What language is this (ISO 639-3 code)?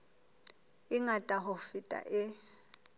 sot